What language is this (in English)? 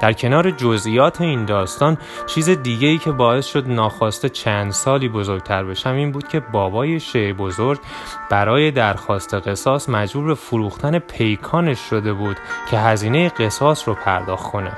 Persian